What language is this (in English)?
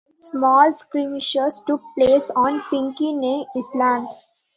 English